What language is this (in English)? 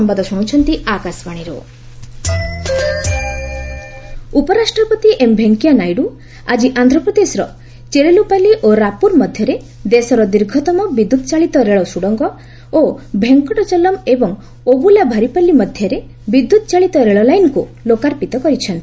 Odia